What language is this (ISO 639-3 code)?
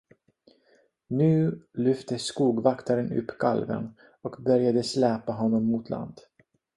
swe